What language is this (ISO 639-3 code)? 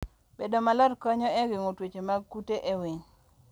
luo